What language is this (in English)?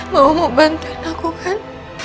Indonesian